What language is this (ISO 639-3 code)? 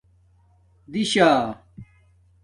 dmk